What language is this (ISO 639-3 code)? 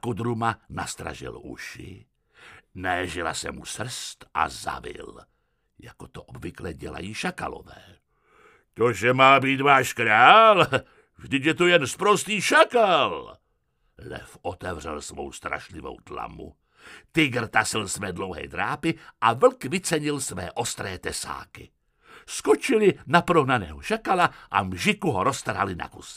ces